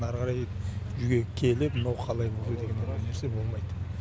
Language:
Kazakh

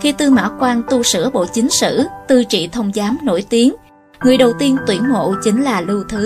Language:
Vietnamese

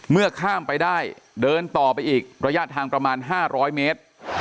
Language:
Thai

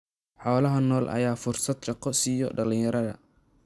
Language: Somali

